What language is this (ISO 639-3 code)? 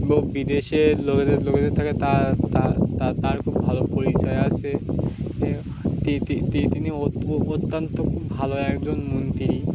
ben